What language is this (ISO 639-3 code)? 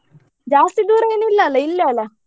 kan